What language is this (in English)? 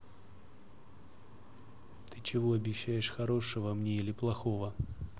Russian